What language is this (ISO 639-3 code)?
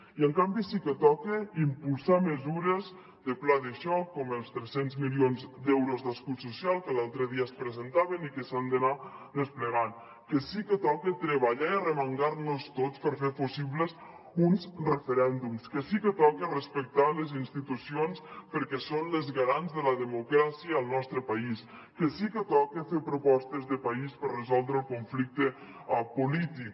cat